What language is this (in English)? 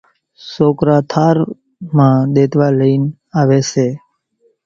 Kachi Koli